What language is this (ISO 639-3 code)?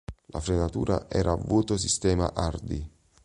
ita